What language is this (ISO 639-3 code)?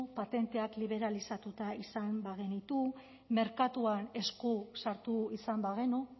eus